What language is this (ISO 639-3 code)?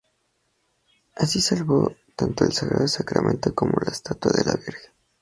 spa